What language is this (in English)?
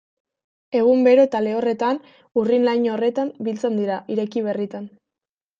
Basque